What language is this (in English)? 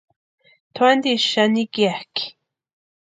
Western Highland Purepecha